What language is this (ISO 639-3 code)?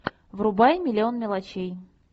rus